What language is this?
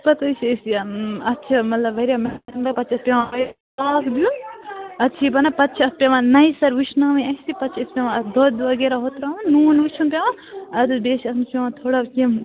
Kashmiri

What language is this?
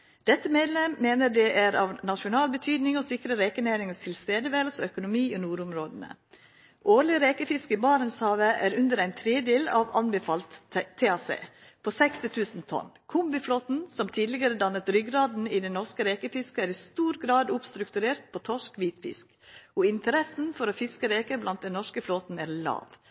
Norwegian Nynorsk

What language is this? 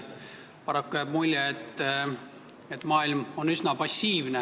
Estonian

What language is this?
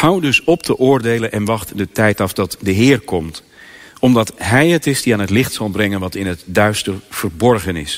Dutch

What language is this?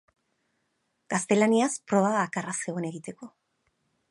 Basque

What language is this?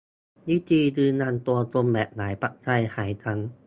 Thai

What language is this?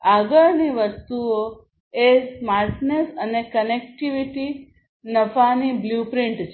Gujarati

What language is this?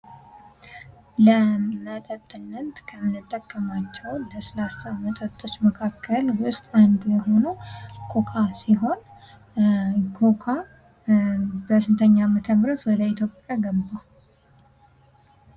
Amharic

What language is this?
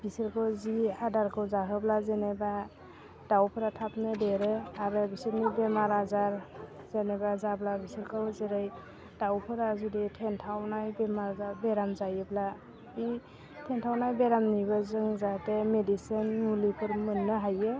Bodo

